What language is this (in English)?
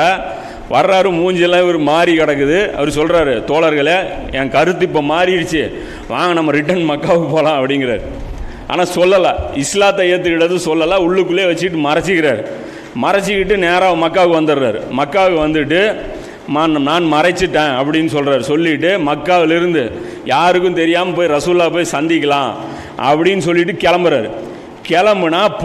Tamil